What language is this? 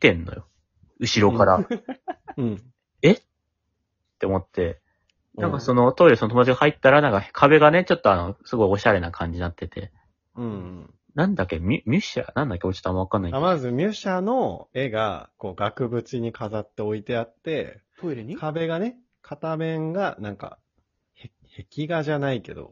Japanese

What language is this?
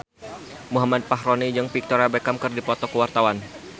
Sundanese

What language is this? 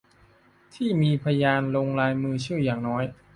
Thai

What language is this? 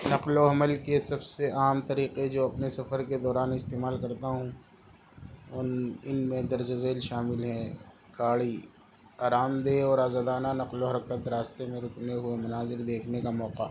Urdu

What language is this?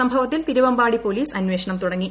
Malayalam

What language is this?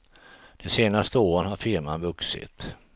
Swedish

